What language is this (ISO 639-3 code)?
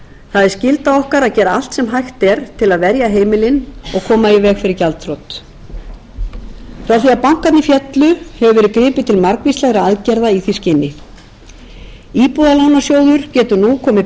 isl